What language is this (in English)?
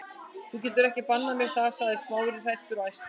Icelandic